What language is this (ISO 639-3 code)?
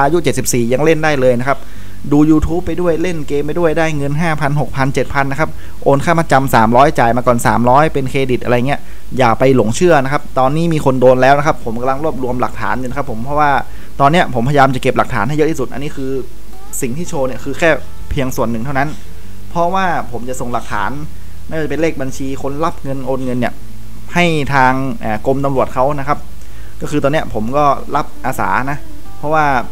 tha